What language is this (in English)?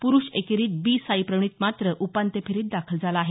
Marathi